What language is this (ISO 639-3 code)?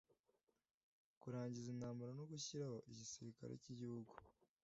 kin